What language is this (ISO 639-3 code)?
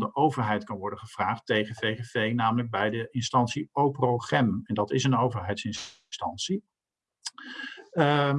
nld